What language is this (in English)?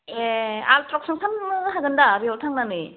Bodo